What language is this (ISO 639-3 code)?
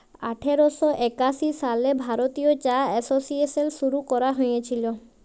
ben